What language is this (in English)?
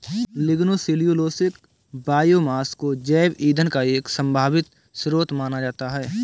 Hindi